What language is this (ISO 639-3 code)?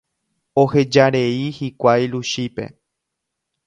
grn